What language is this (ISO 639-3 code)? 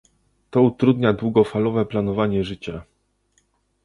pol